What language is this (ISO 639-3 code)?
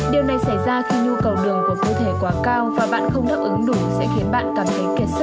vie